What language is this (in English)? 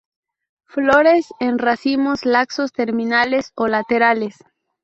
Spanish